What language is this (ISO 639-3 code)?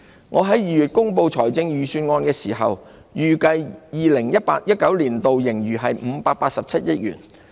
yue